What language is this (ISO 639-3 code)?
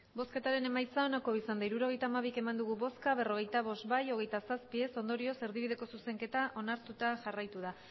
eus